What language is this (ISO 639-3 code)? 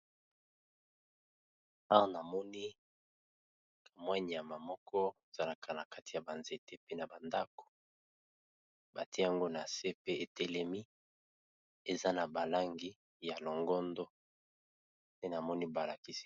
lin